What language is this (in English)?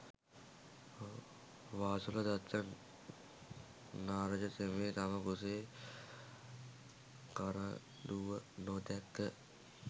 Sinhala